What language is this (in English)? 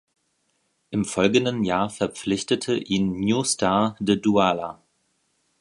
German